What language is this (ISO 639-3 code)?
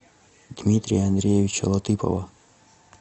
rus